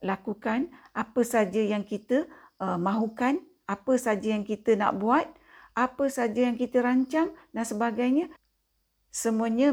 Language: Malay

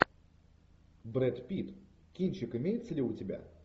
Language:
Russian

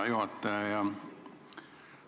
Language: Estonian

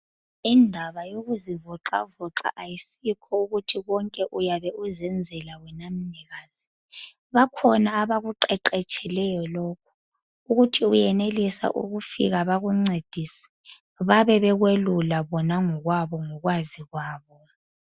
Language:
North Ndebele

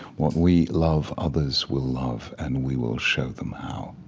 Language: English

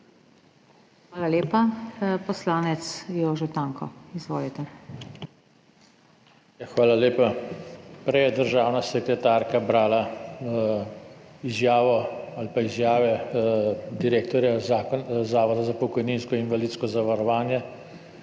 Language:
Slovenian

